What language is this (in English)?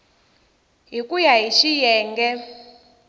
Tsonga